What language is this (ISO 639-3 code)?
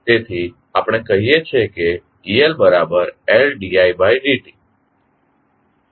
guj